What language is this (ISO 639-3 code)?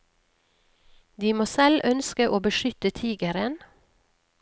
nor